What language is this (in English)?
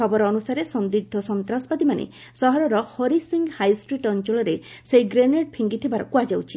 Odia